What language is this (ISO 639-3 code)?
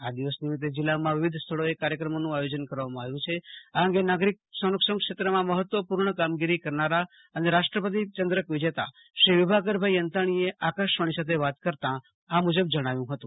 guj